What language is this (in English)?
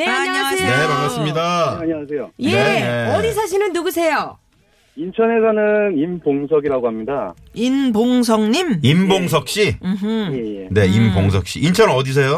Korean